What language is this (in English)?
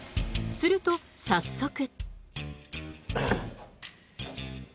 Japanese